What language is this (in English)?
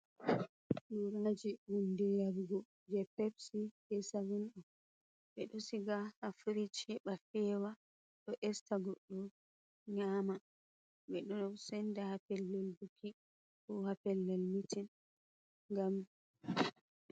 Fula